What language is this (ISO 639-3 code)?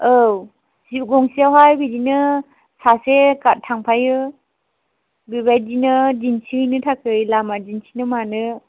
brx